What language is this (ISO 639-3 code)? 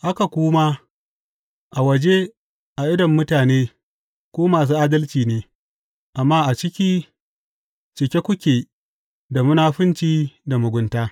hau